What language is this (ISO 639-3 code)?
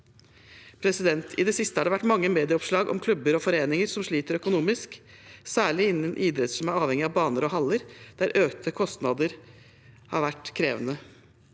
nor